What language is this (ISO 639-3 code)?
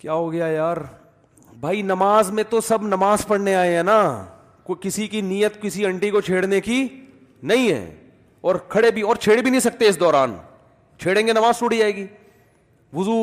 urd